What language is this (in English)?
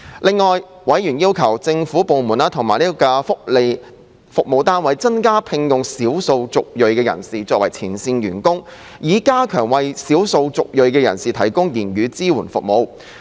Cantonese